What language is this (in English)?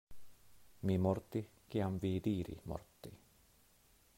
Esperanto